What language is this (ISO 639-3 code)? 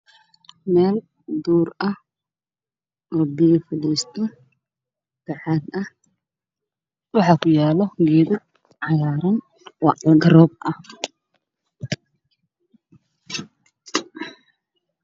som